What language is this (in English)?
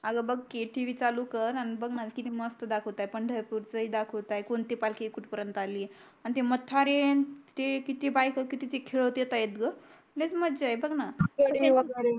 Marathi